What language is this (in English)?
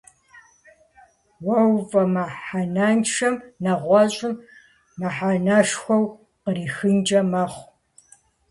Kabardian